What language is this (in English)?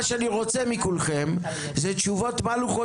Hebrew